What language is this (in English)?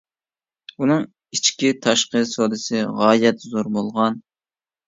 Uyghur